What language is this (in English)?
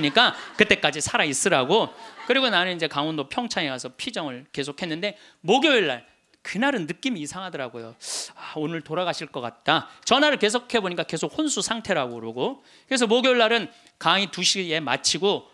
Korean